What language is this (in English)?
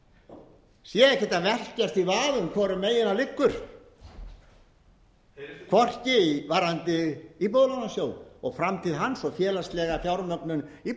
Icelandic